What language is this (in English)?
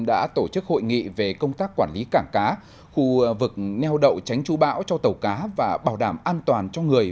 Vietnamese